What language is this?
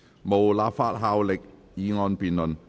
Cantonese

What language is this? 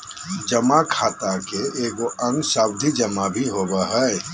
Magahi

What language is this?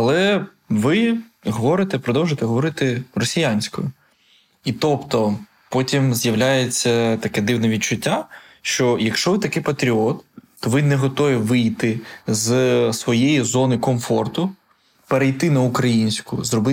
Ukrainian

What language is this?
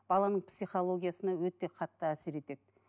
Kazakh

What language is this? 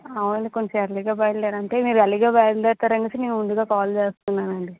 Telugu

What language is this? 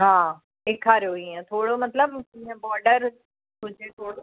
Sindhi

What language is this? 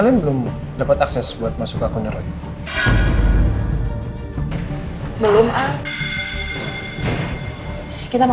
Indonesian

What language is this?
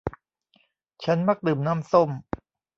Thai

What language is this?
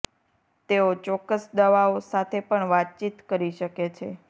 Gujarati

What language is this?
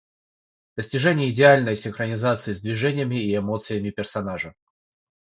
Russian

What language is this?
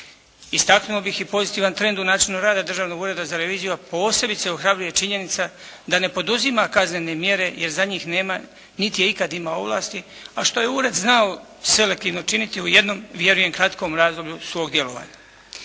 Croatian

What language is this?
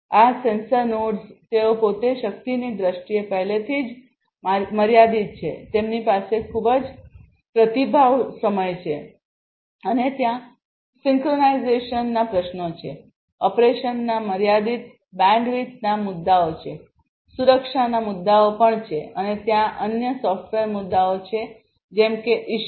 Gujarati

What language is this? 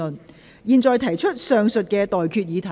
Cantonese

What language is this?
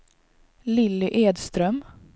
Swedish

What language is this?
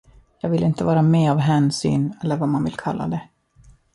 Swedish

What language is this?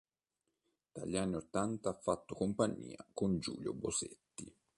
Italian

